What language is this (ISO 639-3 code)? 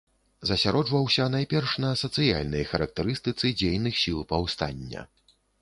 bel